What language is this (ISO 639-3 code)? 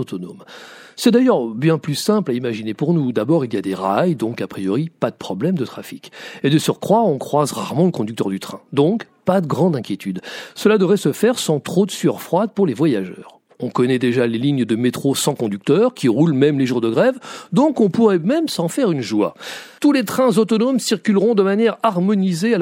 fra